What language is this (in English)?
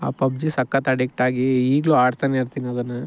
Kannada